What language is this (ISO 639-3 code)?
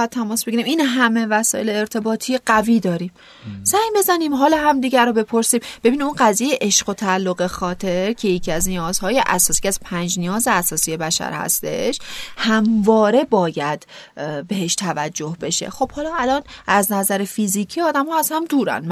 fas